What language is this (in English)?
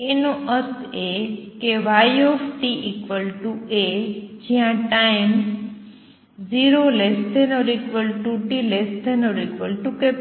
Gujarati